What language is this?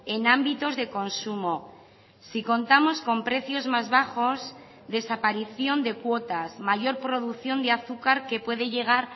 Spanish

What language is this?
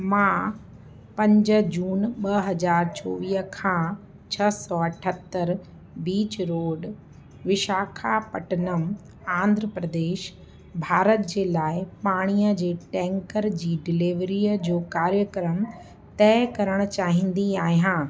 Sindhi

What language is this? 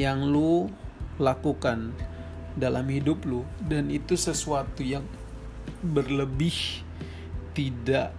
Indonesian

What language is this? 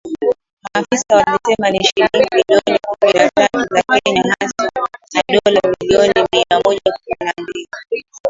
Swahili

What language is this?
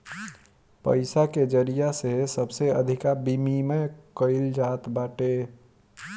Bhojpuri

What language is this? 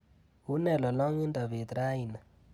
Kalenjin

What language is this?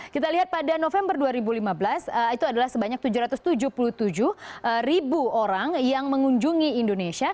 Indonesian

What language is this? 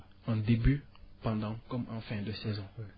Wolof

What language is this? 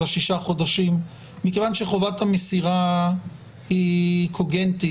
Hebrew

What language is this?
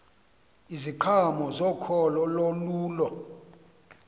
Xhosa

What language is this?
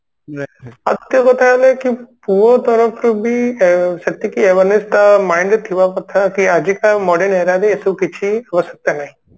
Odia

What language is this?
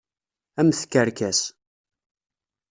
Kabyle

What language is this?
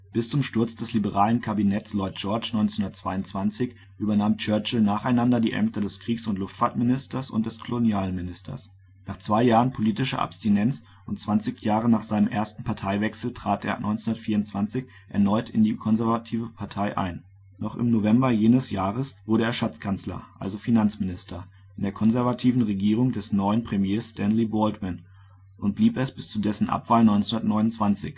German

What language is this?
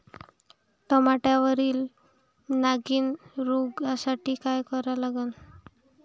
Marathi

